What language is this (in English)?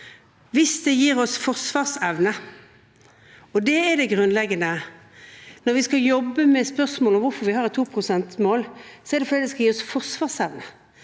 Norwegian